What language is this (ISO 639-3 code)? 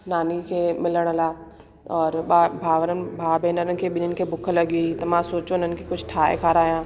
snd